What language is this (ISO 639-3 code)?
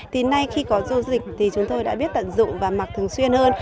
vie